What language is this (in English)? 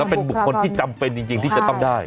Thai